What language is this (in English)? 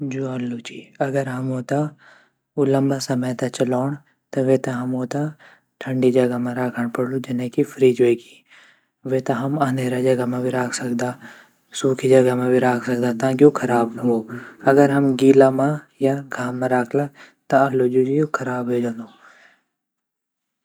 Garhwali